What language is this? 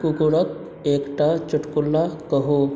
Maithili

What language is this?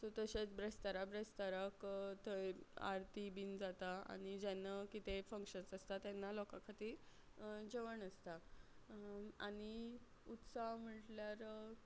Konkani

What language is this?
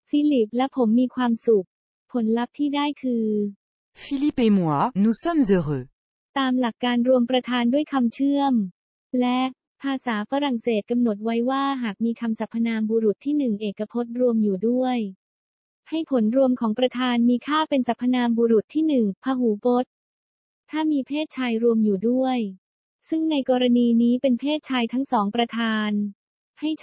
Thai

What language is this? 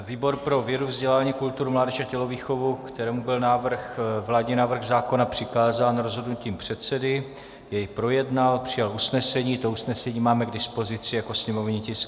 Czech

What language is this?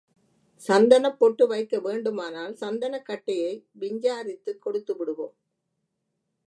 Tamil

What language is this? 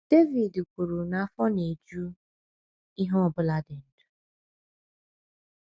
Igbo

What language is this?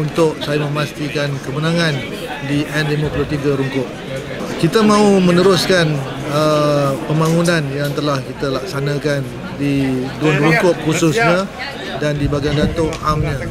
Malay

